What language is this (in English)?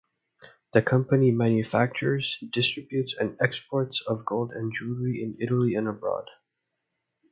English